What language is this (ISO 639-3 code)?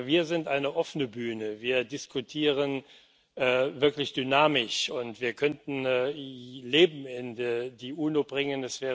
deu